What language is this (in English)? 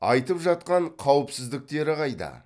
Kazakh